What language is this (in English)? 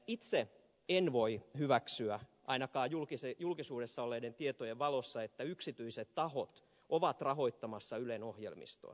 Finnish